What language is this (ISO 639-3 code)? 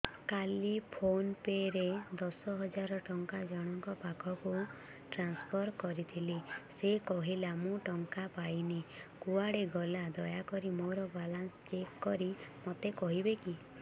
ori